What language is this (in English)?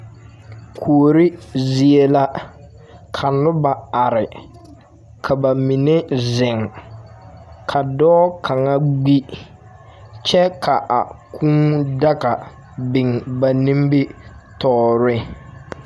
Southern Dagaare